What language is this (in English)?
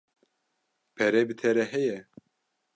Kurdish